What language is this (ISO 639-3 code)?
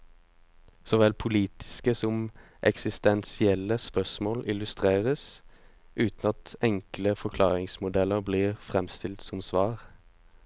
nor